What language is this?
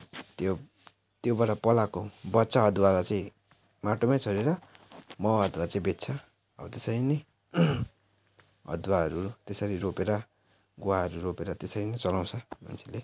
Nepali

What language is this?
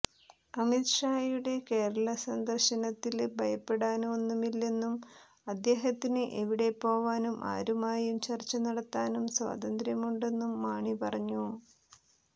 Malayalam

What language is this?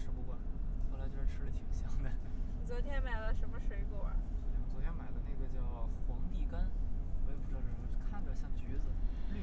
Chinese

